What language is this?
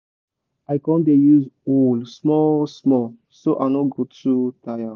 Nigerian Pidgin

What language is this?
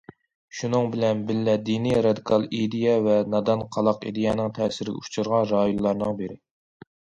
Uyghur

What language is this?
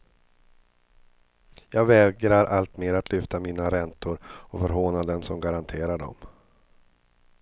Swedish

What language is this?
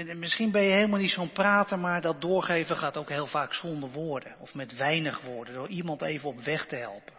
Dutch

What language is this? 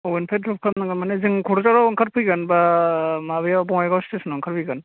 Bodo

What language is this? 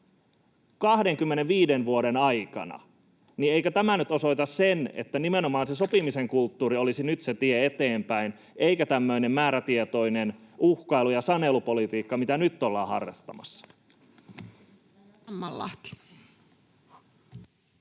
Finnish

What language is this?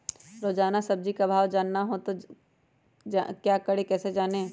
Magahi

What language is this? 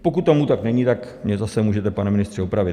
Czech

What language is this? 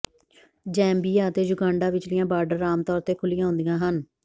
Punjabi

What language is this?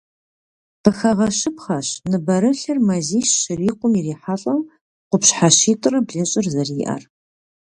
Kabardian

